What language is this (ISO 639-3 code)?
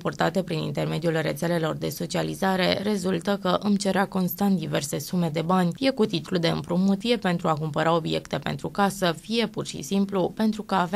ron